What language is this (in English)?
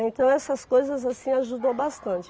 Portuguese